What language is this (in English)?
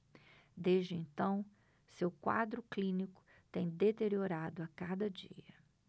Portuguese